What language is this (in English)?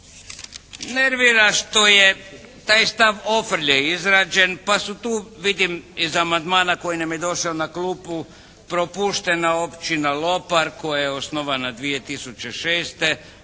Croatian